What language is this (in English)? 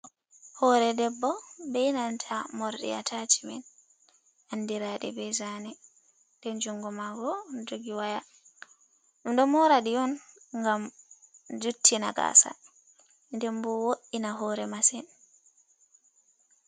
Fula